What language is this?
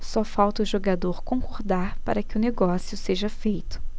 Portuguese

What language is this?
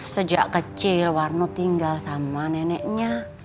Indonesian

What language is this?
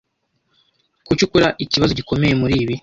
Kinyarwanda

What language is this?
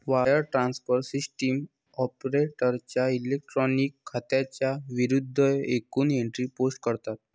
Marathi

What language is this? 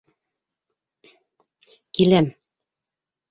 Bashkir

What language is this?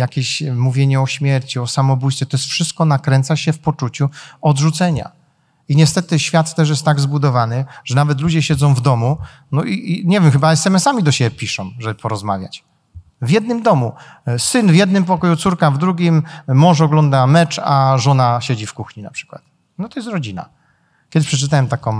Polish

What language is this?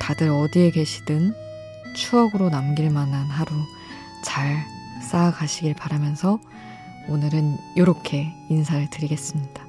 Korean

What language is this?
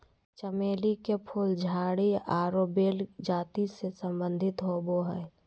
Magahi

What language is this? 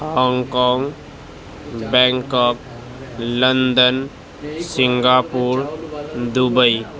Urdu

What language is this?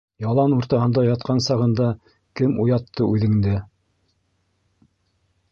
Bashkir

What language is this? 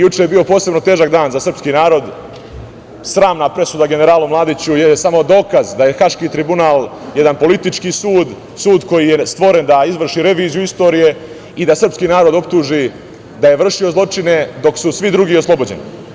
Serbian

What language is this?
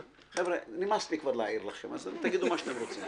Hebrew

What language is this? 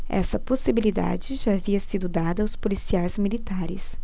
Portuguese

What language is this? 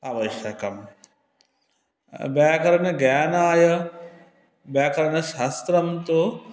Sanskrit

